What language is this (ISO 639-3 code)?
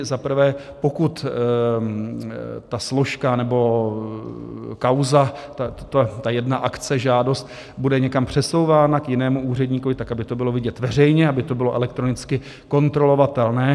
ces